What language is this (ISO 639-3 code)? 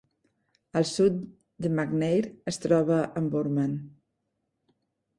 cat